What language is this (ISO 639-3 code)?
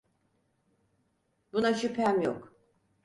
tur